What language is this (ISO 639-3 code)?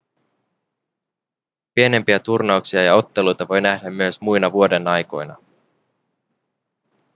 fin